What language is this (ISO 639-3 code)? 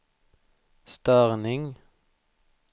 swe